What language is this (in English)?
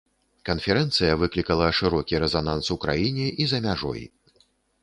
Belarusian